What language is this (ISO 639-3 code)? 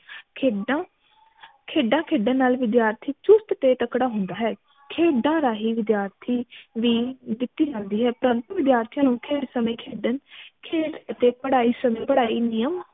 pan